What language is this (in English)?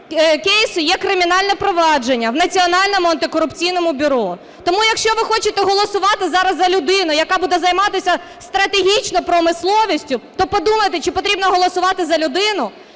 Ukrainian